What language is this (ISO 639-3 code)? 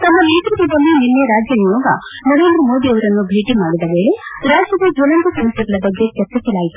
kan